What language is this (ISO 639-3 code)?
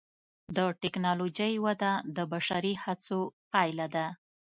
pus